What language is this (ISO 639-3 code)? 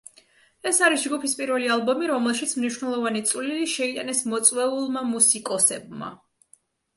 kat